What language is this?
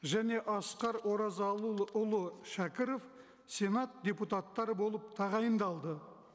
Kazakh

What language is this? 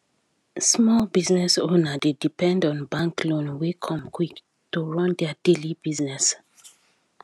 Nigerian Pidgin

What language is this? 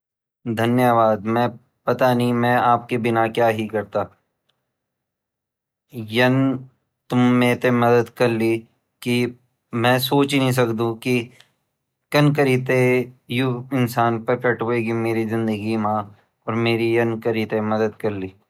Garhwali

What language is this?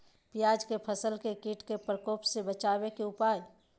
Magahi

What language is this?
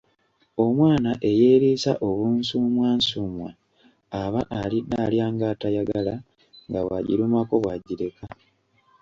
Ganda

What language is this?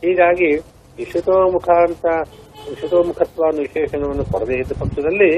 Kannada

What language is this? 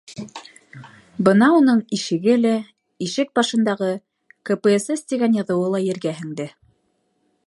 Bashkir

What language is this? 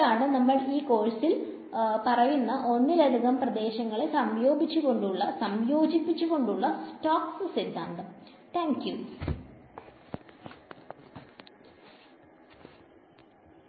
Malayalam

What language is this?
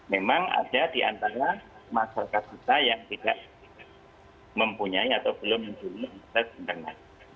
Indonesian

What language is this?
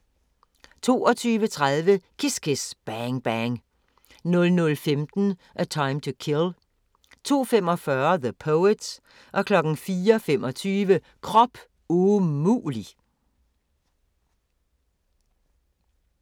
Danish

